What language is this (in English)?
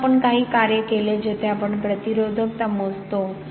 Marathi